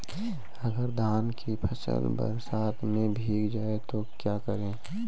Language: Hindi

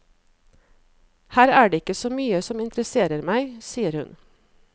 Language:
Norwegian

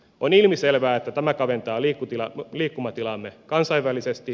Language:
Finnish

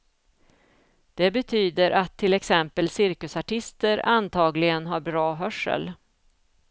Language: Swedish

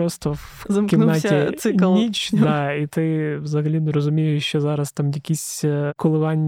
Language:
Ukrainian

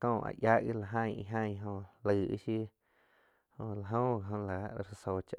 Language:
Quiotepec Chinantec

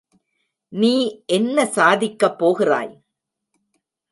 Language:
Tamil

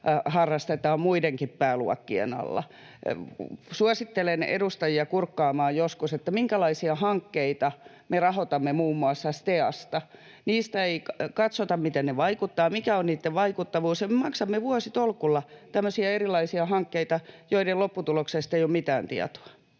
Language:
Finnish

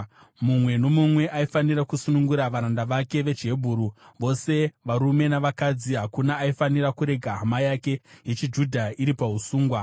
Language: Shona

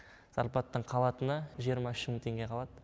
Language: Kazakh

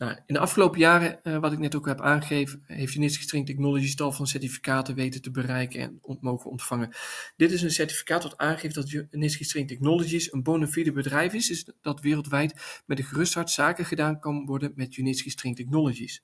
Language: Dutch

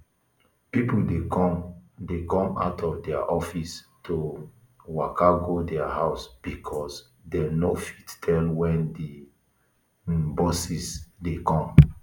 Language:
Nigerian Pidgin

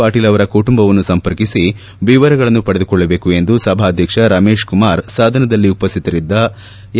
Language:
Kannada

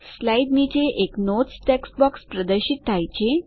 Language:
Gujarati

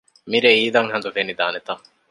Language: Divehi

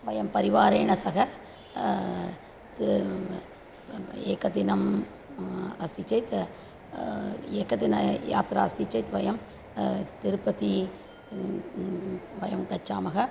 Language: Sanskrit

